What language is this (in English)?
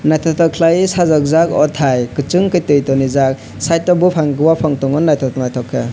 Kok Borok